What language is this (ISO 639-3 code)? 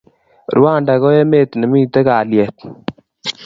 kln